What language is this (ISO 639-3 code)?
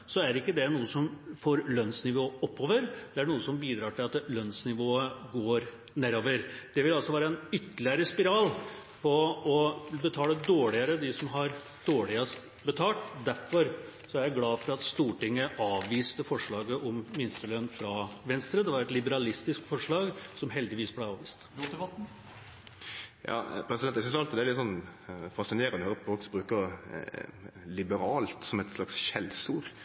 nor